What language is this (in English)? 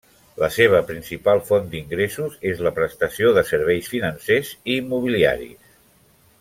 Catalan